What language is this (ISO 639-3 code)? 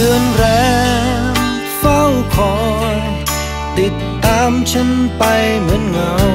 tha